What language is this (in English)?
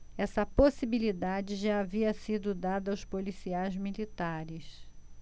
Portuguese